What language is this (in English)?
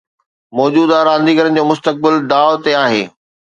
Sindhi